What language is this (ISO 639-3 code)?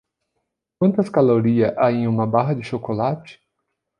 por